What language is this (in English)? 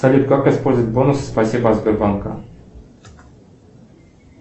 Russian